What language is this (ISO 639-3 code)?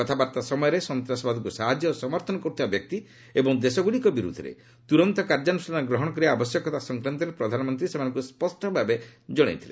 ori